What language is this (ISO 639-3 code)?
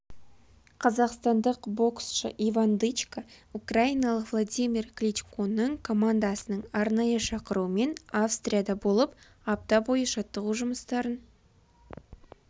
kaz